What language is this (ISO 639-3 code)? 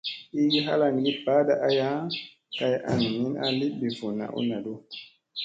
mse